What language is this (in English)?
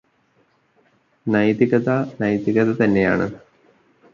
Malayalam